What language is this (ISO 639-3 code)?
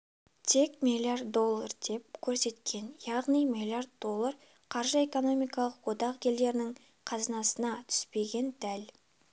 kaz